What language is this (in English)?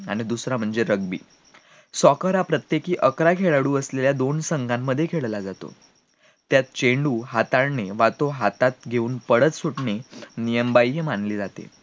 Marathi